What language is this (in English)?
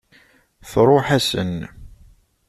Kabyle